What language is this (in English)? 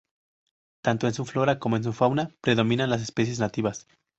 Spanish